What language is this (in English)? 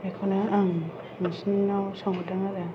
Bodo